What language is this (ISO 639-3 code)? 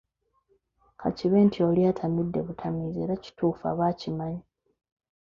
lug